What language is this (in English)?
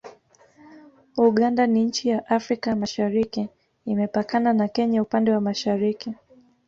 Swahili